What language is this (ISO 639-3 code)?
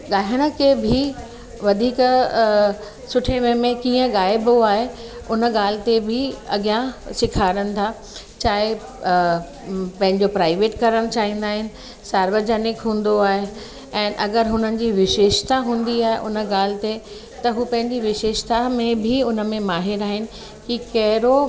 snd